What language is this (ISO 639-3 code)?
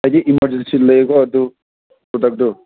mni